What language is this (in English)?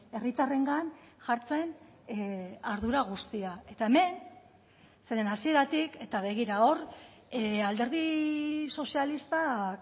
Basque